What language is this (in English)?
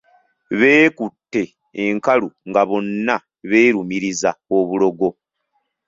Ganda